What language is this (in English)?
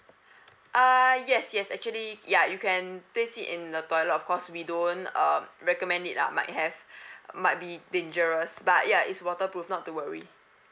English